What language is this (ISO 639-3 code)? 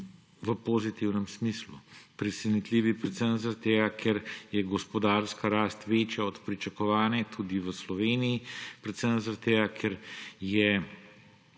slv